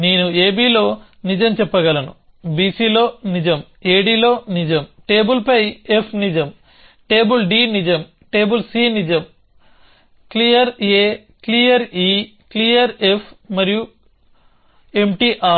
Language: Telugu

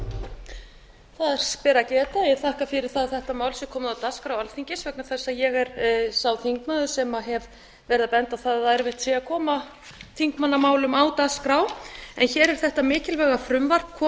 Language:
Icelandic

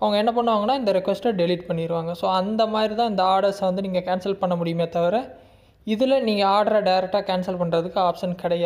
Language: Tamil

